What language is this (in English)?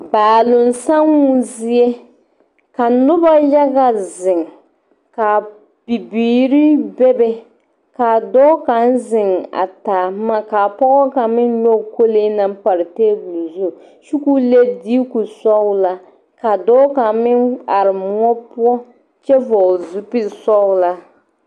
Southern Dagaare